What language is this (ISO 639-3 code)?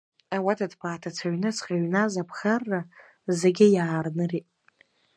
abk